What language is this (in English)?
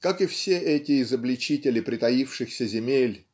Russian